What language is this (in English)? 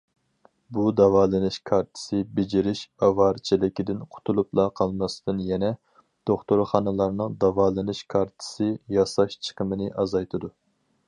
Uyghur